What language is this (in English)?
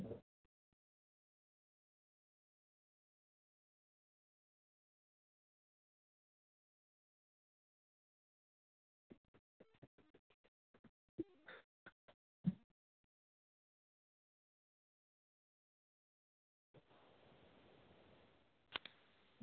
Dogri